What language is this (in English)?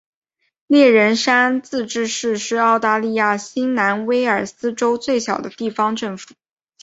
Chinese